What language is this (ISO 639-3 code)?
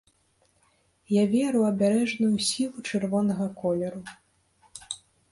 bel